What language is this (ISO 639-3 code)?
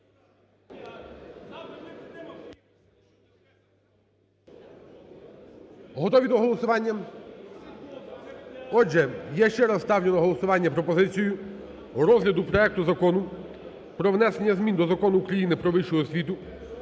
ukr